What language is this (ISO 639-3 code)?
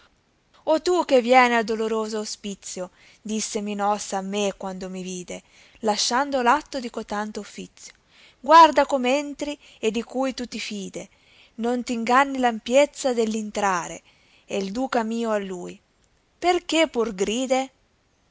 ita